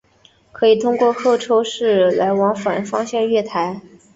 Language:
Chinese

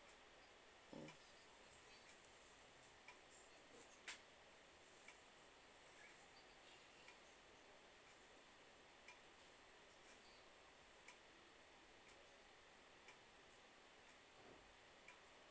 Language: English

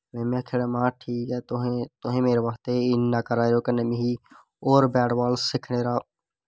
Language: Dogri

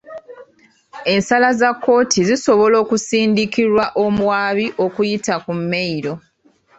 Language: Ganda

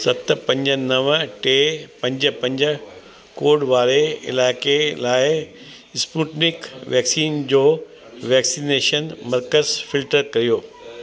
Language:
Sindhi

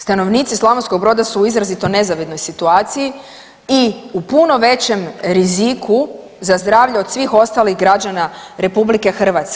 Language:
Croatian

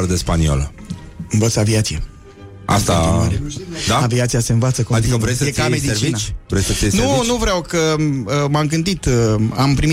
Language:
Romanian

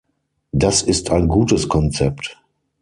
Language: German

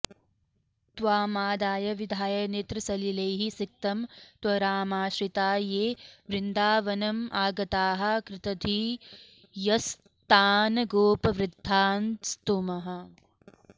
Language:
Sanskrit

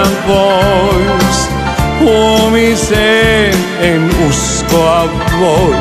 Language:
Finnish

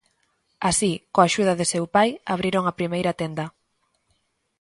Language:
Galician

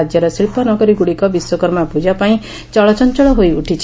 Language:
Odia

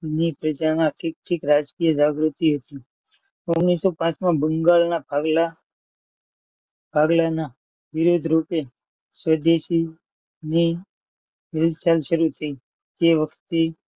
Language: Gujarati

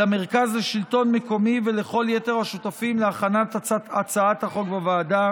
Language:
Hebrew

